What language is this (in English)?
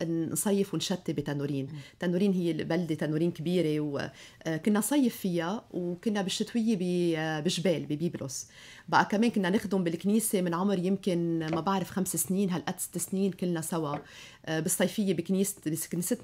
Arabic